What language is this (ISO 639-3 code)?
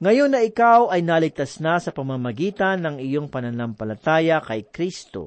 fil